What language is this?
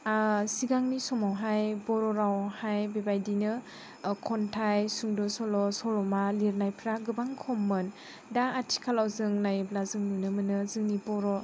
Bodo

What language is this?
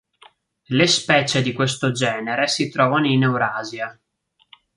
Italian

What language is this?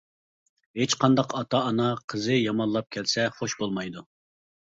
Uyghur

